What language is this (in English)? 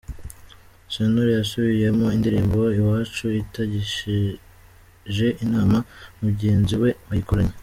Kinyarwanda